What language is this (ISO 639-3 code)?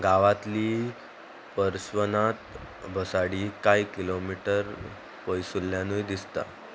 kok